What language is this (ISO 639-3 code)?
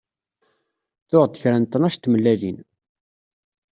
kab